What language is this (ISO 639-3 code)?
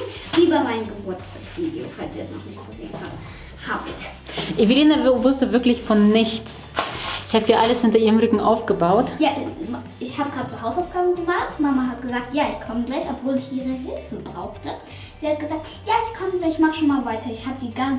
deu